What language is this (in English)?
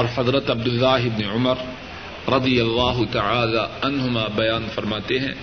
Urdu